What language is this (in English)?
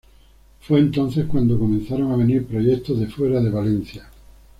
Spanish